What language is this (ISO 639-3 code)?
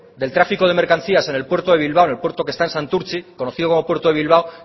spa